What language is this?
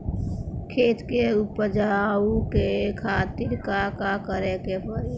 Bhojpuri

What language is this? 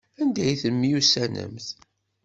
Kabyle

